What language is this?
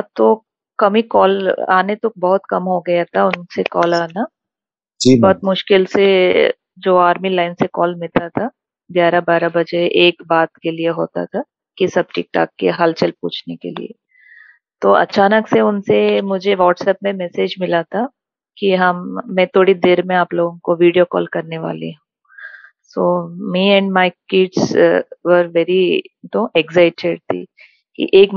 Hindi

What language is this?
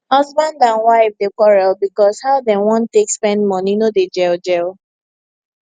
Nigerian Pidgin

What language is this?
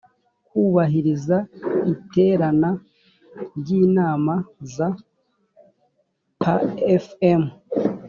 Kinyarwanda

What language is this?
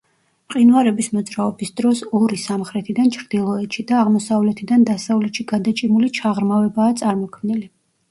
Georgian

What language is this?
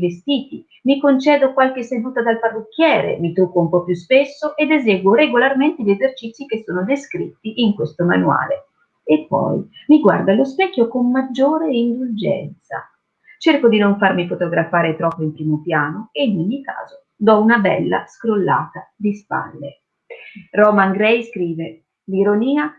Italian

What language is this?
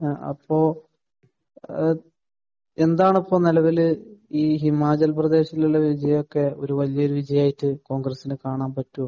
Malayalam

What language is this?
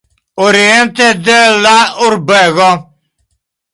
Esperanto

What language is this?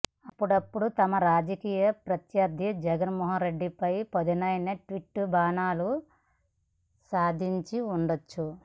Telugu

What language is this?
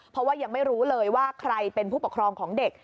Thai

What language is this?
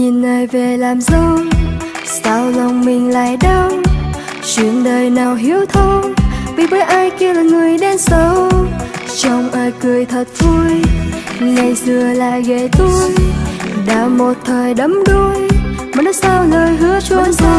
Vietnamese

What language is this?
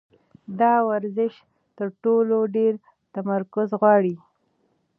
Pashto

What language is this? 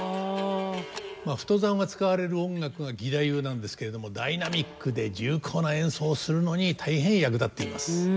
Japanese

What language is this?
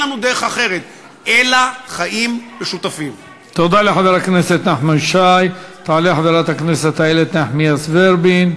Hebrew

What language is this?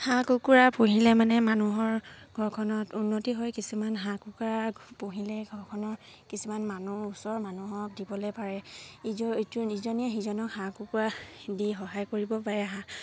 Assamese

